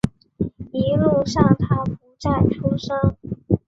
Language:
Chinese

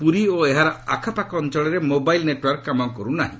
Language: Odia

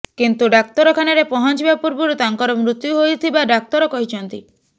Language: Odia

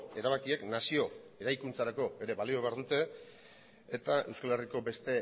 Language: Basque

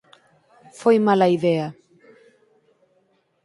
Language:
Galician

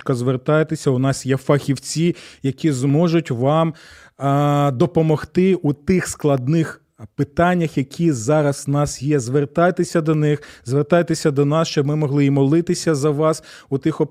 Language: Ukrainian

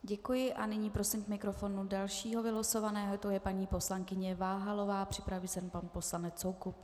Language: Czech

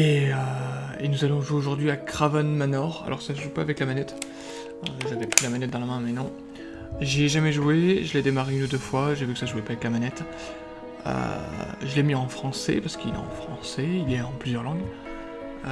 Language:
French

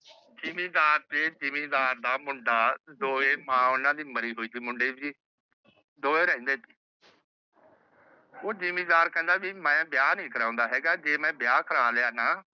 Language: Punjabi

